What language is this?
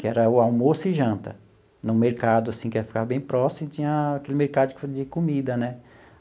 Portuguese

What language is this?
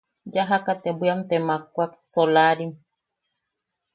Yaqui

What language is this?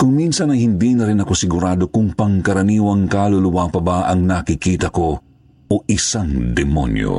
Filipino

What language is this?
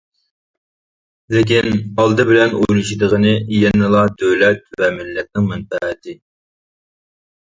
Uyghur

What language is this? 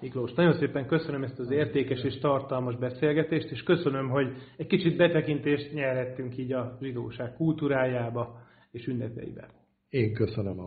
Hungarian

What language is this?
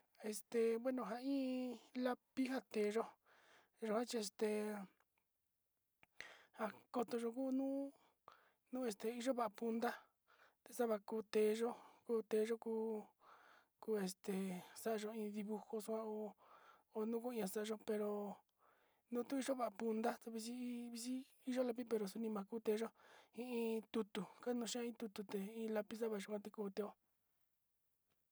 Sinicahua Mixtec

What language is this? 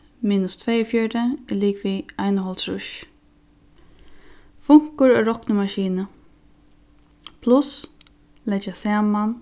Faroese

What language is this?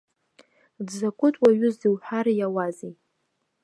Abkhazian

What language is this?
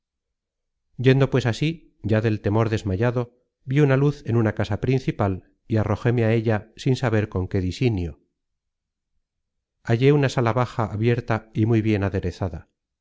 Spanish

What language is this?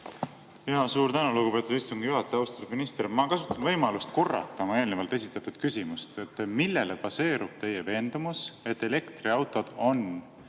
Estonian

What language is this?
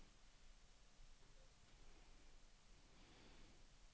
Danish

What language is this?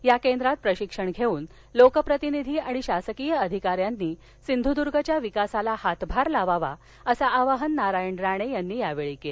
Marathi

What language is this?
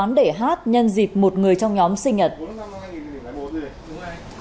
Vietnamese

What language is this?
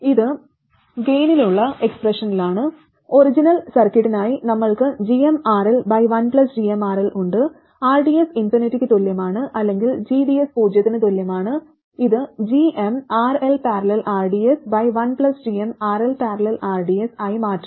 Malayalam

